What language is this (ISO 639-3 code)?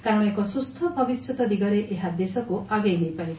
ori